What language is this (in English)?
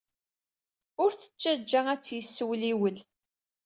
Kabyle